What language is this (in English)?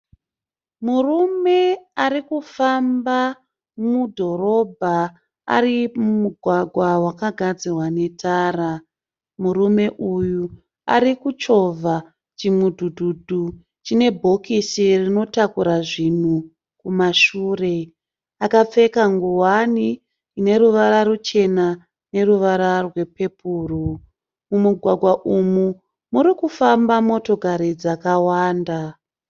Shona